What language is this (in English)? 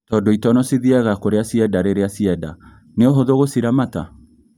Kikuyu